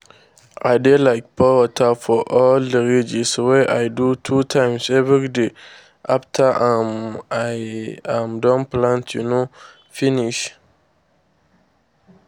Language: Nigerian Pidgin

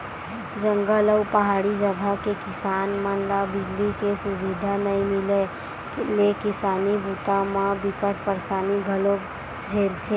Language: Chhattisgarhi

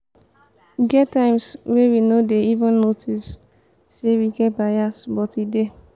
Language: Nigerian Pidgin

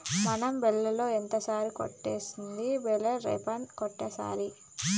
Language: Telugu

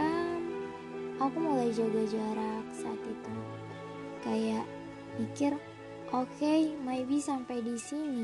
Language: Indonesian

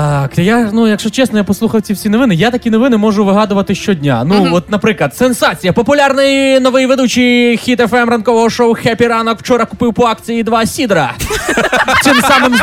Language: Ukrainian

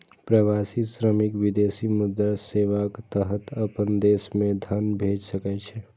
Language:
Maithili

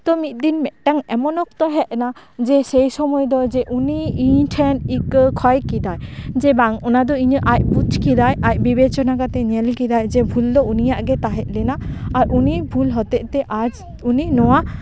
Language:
Santali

